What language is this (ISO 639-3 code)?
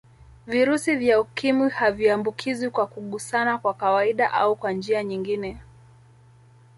swa